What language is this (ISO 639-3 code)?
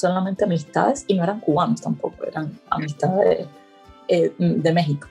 spa